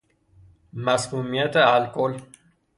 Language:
Persian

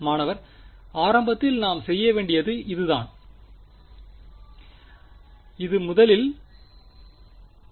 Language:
Tamil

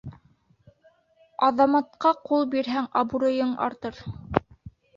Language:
Bashkir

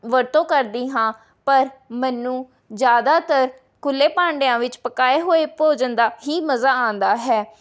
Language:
Punjabi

